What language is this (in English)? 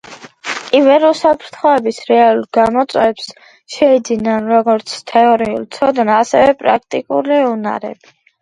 Georgian